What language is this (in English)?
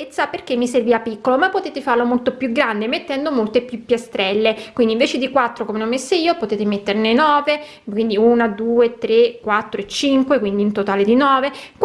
Italian